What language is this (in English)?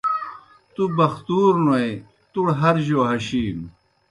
Kohistani Shina